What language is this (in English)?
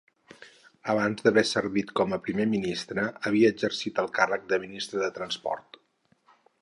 Catalan